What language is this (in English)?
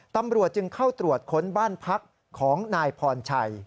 Thai